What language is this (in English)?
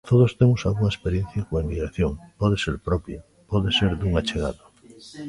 Galician